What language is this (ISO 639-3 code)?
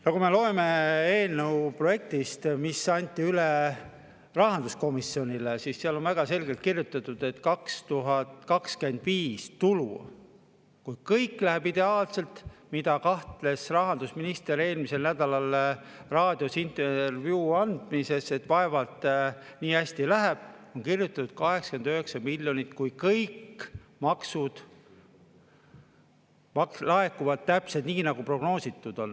est